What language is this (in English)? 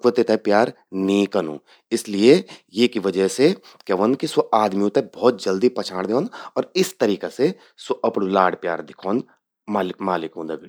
Garhwali